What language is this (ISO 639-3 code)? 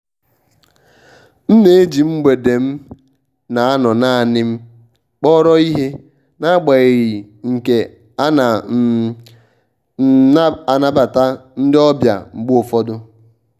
ibo